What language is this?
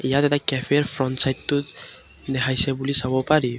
Assamese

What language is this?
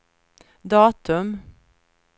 Swedish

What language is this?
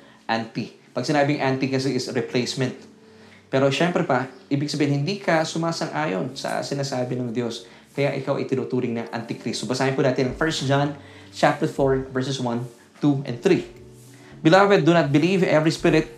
Filipino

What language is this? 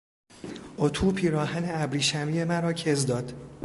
Persian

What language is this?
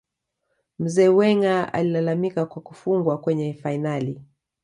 Swahili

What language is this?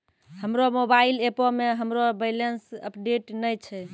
Maithili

